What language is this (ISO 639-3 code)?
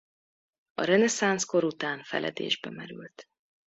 hun